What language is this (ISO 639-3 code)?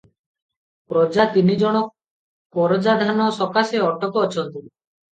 ori